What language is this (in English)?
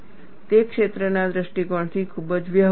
Gujarati